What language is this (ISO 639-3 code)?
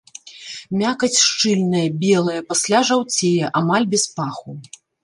bel